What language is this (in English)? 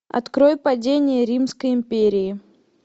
Russian